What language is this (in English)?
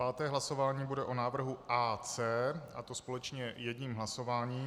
Czech